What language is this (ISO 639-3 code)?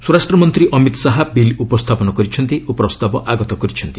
ori